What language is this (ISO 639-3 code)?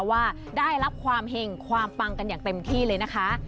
tha